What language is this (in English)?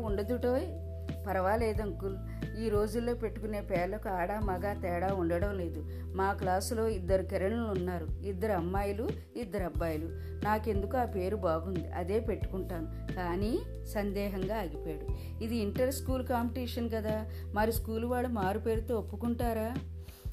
Telugu